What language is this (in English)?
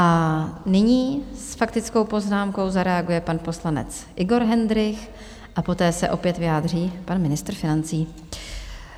Czech